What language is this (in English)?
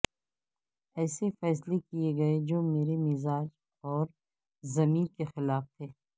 Urdu